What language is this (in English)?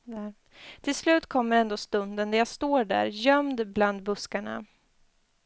Swedish